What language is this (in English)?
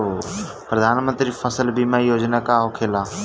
Bhojpuri